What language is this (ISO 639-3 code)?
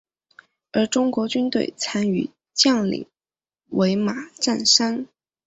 zho